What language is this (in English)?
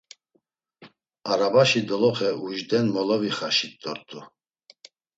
Laz